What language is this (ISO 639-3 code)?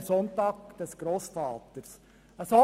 gsw